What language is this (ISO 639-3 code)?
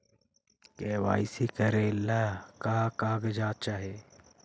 mag